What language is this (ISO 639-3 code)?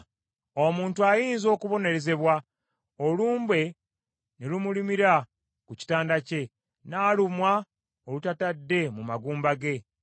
lug